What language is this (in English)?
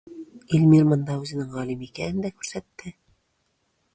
Tatar